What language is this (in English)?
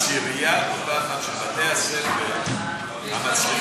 Hebrew